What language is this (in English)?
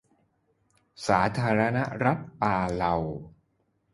Thai